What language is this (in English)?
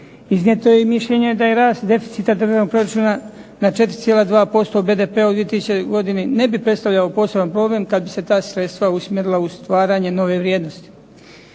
Croatian